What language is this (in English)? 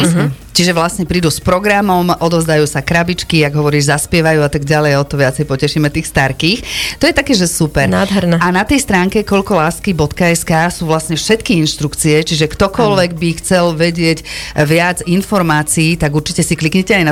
Slovak